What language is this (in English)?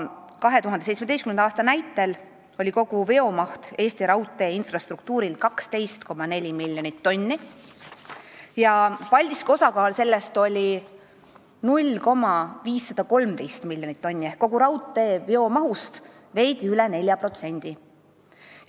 Estonian